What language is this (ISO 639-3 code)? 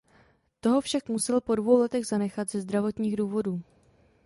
ces